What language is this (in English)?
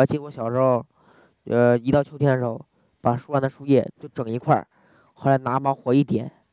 Chinese